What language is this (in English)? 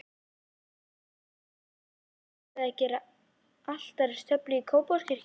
Icelandic